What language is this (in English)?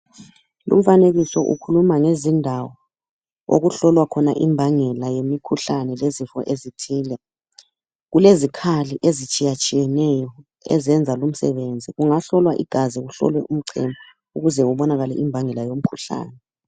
North Ndebele